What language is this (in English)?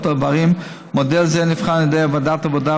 Hebrew